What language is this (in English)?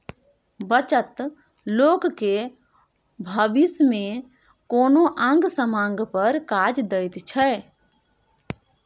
Maithili